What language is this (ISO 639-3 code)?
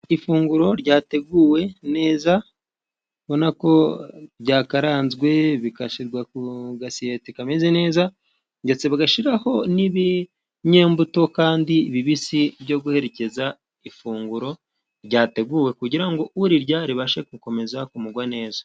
kin